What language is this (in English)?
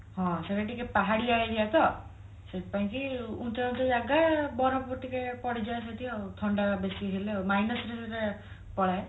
Odia